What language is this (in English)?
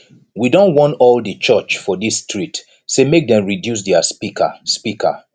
Nigerian Pidgin